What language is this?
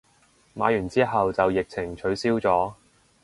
Cantonese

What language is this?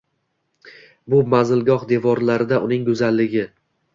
Uzbek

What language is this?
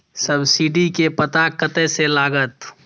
Maithili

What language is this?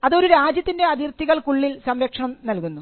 Malayalam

